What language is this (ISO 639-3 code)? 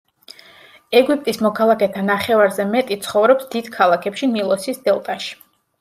kat